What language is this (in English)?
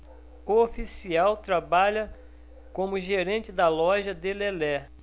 Portuguese